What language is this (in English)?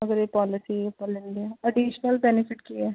Punjabi